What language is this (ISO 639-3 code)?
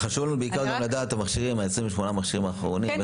heb